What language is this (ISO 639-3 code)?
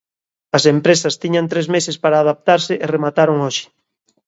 glg